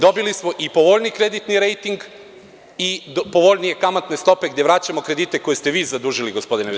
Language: Serbian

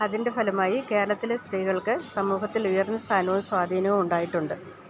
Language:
Malayalam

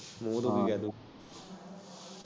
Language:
Punjabi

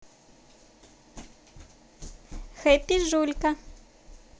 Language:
Russian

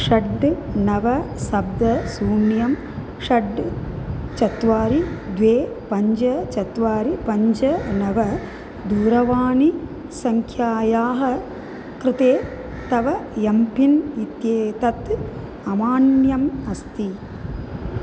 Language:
Sanskrit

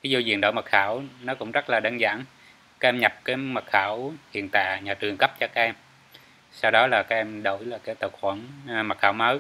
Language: Vietnamese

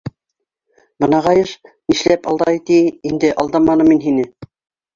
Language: Bashkir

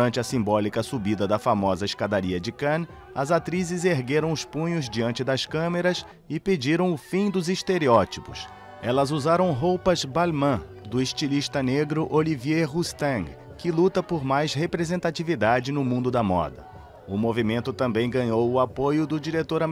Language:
Portuguese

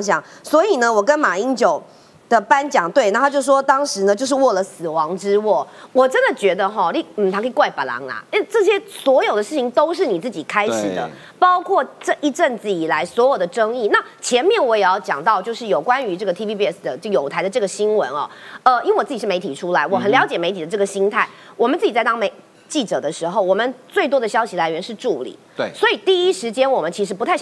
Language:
Chinese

